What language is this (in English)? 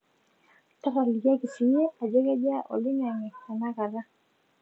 Masai